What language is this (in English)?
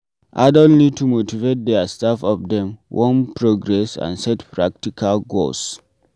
Nigerian Pidgin